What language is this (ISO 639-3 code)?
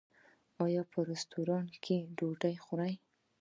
pus